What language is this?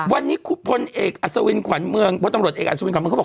Thai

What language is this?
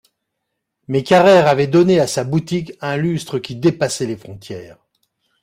French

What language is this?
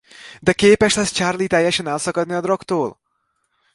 Hungarian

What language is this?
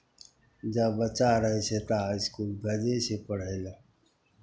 Maithili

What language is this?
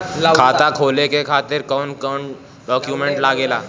Bhojpuri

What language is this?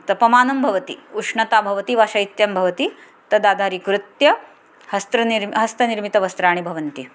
Sanskrit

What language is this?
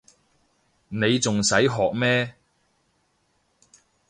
Cantonese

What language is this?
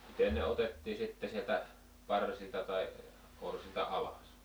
Finnish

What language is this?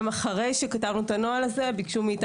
Hebrew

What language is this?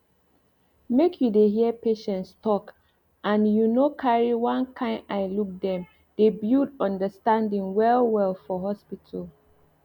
Nigerian Pidgin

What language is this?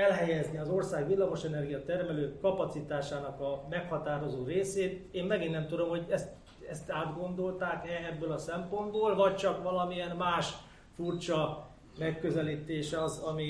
Hungarian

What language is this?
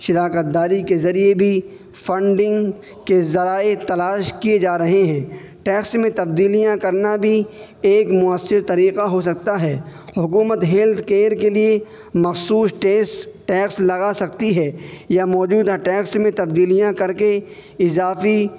Urdu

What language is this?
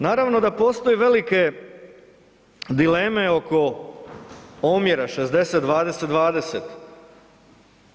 Croatian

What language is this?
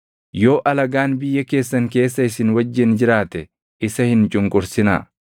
Oromo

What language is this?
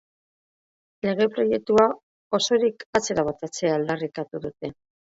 Basque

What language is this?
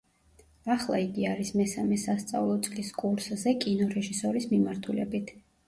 Georgian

